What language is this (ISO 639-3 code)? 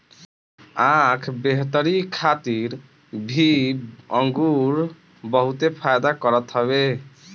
bho